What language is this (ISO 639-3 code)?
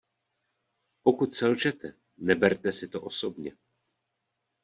ces